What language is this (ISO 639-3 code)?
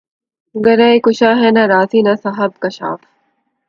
urd